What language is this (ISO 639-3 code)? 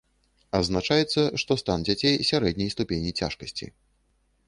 bel